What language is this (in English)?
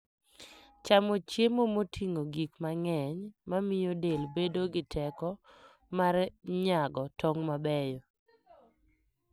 Luo (Kenya and Tanzania)